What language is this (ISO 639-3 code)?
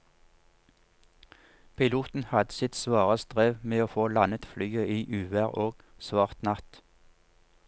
nor